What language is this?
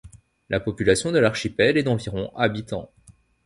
French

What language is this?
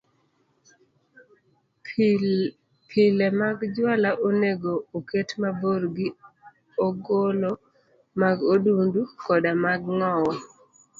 Luo (Kenya and Tanzania)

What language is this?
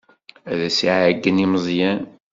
Kabyle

